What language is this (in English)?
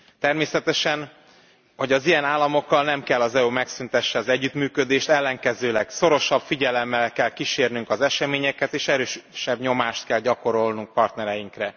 Hungarian